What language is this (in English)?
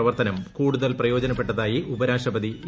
Malayalam